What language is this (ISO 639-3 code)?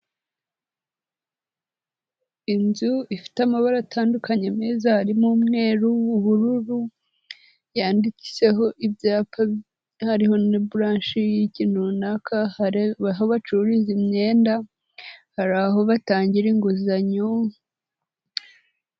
kin